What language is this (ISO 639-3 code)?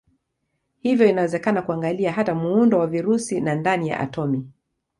swa